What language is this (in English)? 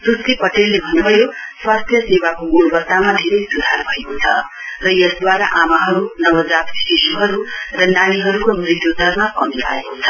Nepali